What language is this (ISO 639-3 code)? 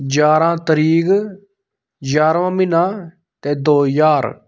doi